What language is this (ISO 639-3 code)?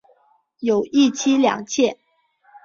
zho